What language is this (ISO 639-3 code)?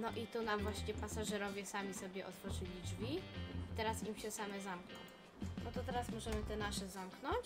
pol